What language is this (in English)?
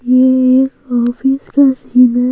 Hindi